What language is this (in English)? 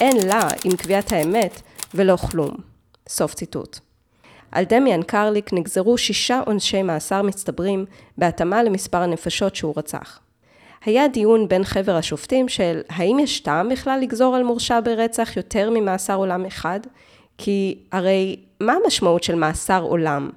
Hebrew